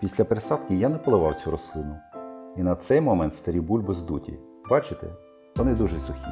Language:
Ukrainian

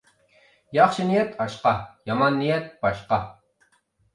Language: Uyghur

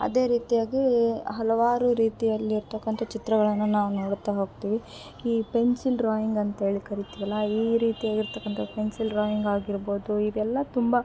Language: Kannada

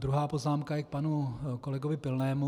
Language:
Czech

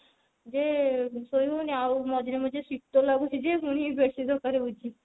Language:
Odia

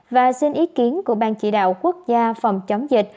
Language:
Vietnamese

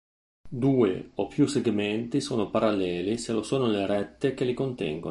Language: Italian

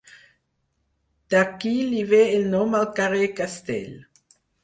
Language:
Catalan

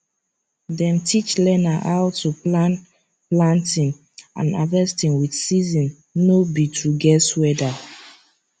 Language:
Nigerian Pidgin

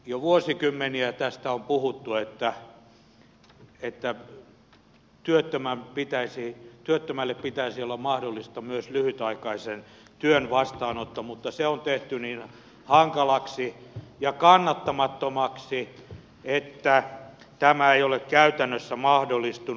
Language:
Finnish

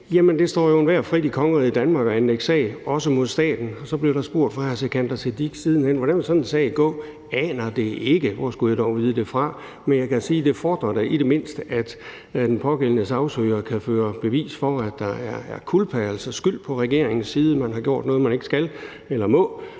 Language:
Danish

